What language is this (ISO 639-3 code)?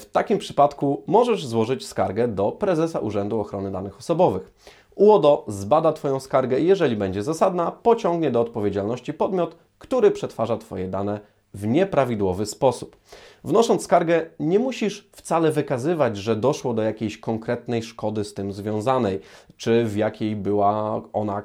pol